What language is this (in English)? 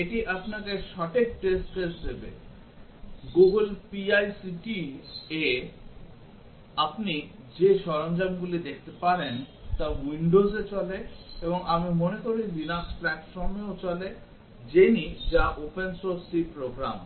Bangla